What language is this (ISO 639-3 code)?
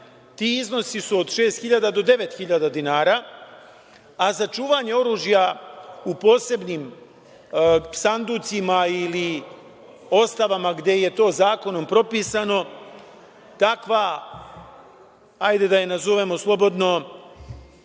srp